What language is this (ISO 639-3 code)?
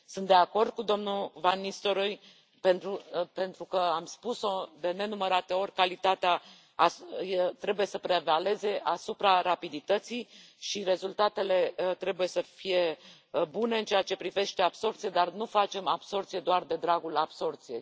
ron